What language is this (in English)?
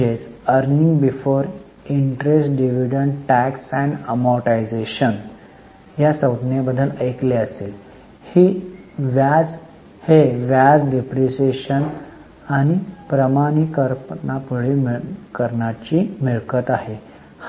Marathi